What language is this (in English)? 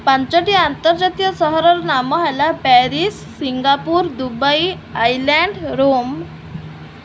Odia